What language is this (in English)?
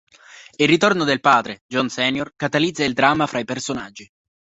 Italian